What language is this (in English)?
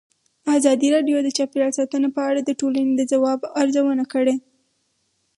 Pashto